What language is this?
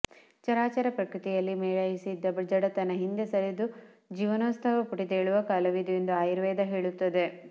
Kannada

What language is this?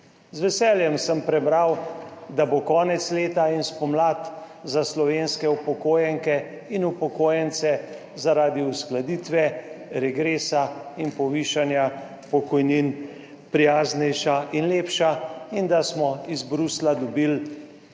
Slovenian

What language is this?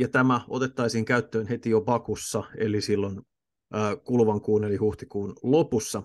Finnish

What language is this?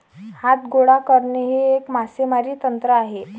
Marathi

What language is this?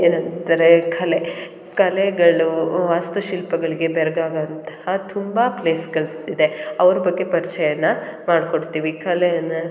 Kannada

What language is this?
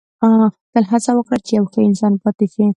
Pashto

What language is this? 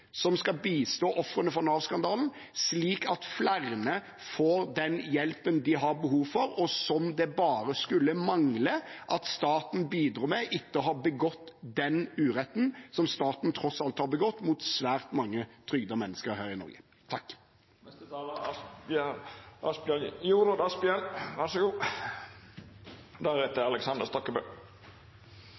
Norwegian Bokmål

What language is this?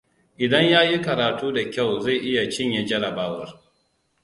Hausa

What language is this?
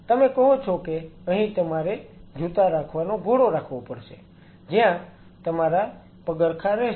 Gujarati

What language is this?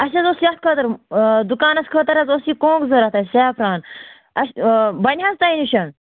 Kashmiri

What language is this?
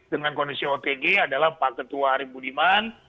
Indonesian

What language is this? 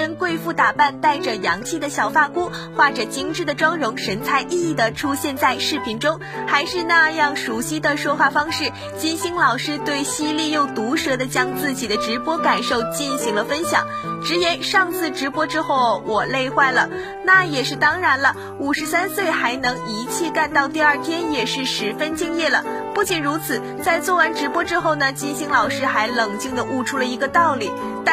Chinese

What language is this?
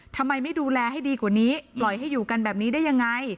Thai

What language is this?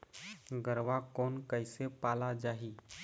Chhattisgarhi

